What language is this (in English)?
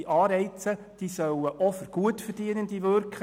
Swiss German